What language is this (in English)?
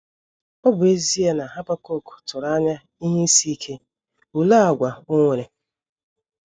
Igbo